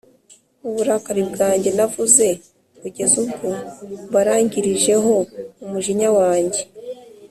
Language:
Kinyarwanda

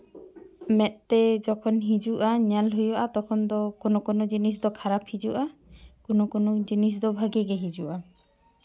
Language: Santali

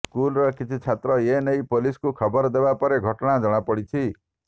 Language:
Odia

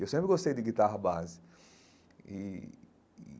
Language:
Portuguese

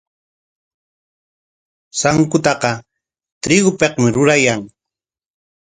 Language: Corongo Ancash Quechua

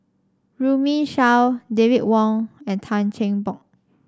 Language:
English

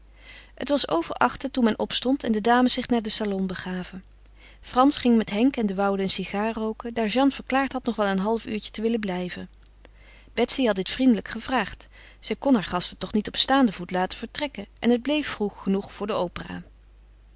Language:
Dutch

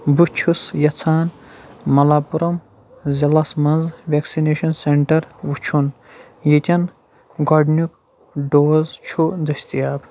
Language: Kashmiri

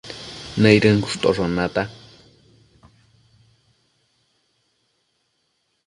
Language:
Matsés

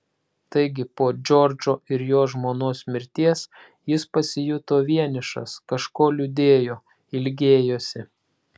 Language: Lithuanian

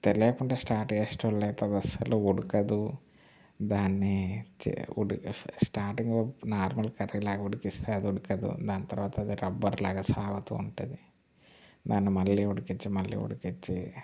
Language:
Telugu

